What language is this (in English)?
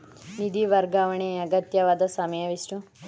Kannada